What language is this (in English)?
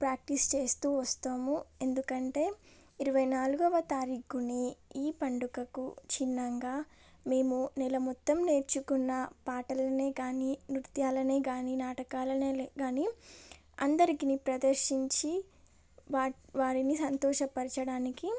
Telugu